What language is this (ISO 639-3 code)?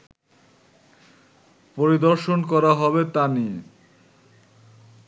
ben